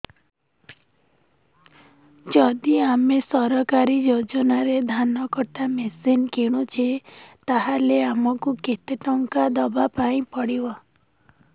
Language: Odia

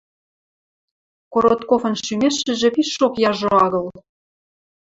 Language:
Western Mari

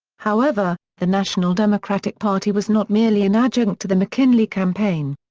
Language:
English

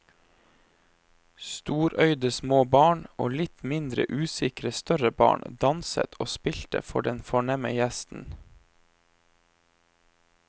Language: Norwegian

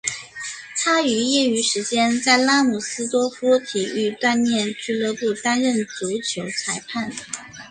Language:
Chinese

